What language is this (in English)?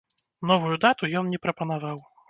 Belarusian